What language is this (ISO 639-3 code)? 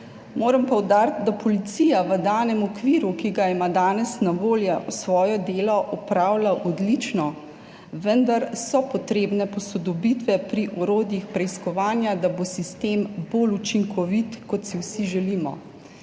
slv